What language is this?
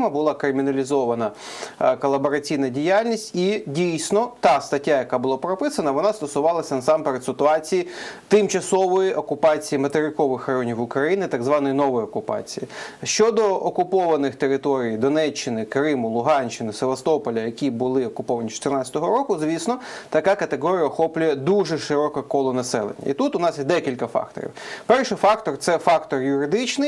Ukrainian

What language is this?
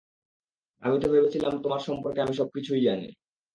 Bangla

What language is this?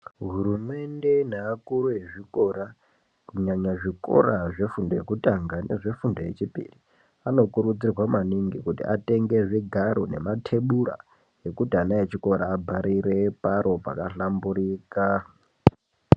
Ndau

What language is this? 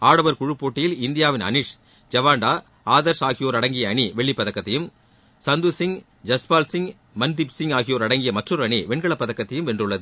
Tamil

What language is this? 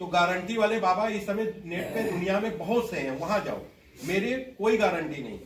Hindi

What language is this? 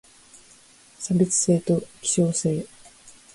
Japanese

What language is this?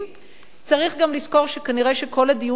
Hebrew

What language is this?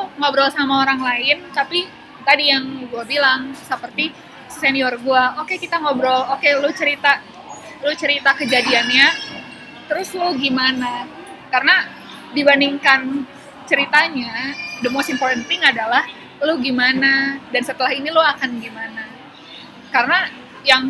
Indonesian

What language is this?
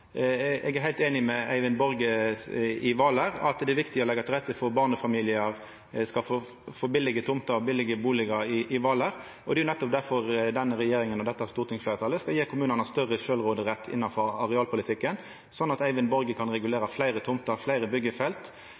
Norwegian Nynorsk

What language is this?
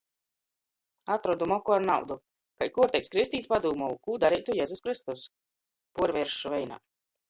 Latgalian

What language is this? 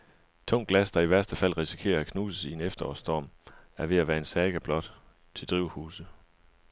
Danish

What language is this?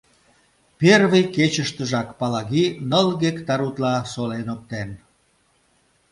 Mari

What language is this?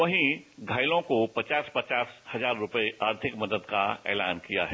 Hindi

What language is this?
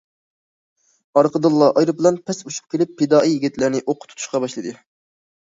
Uyghur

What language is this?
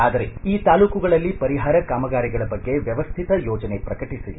Kannada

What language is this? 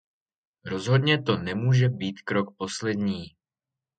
Czech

